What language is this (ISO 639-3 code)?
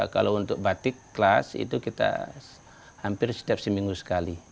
ind